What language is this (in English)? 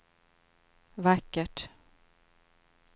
Swedish